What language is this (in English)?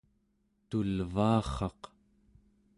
Central Yupik